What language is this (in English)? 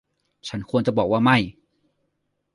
Thai